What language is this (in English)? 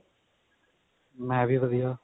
Punjabi